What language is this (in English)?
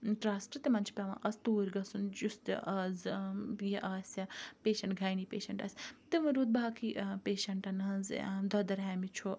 Kashmiri